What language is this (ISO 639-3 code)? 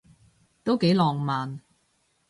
yue